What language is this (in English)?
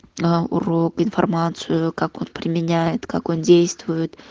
Russian